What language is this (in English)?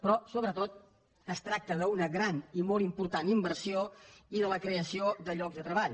Catalan